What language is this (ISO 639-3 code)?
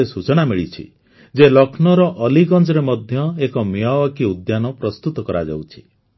ori